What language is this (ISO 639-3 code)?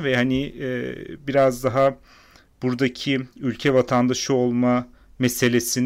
tur